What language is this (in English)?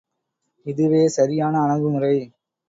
Tamil